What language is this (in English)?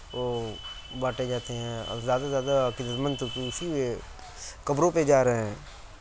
Urdu